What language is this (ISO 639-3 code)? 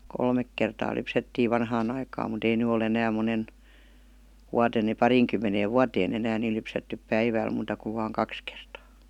fin